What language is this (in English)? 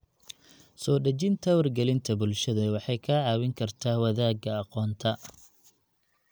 Somali